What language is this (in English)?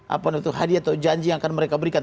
Indonesian